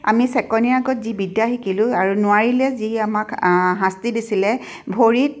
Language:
Assamese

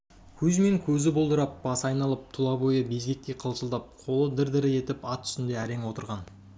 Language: Kazakh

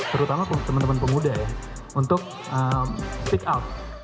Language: Indonesian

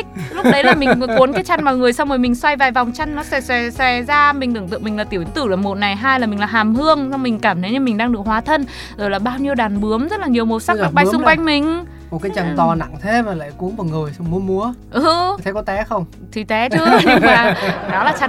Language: Vietnamese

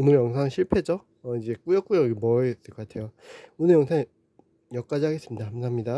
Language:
Korean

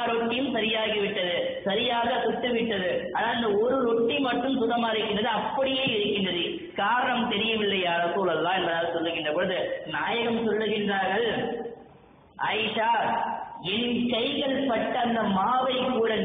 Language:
Arabic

